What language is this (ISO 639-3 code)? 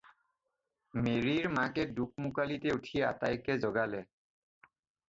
asm